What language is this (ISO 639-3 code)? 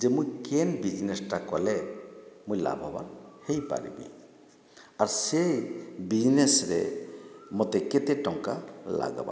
ori